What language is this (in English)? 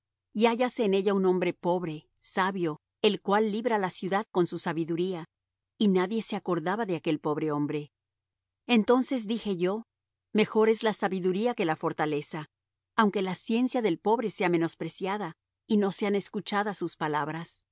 Spanish